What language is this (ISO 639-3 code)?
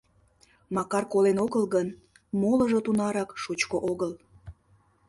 chm